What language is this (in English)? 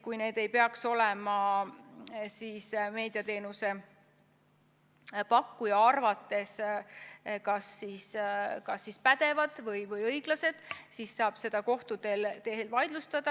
Estonian